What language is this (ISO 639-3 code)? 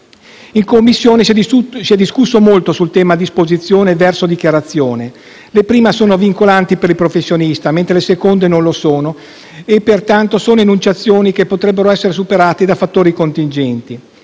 ita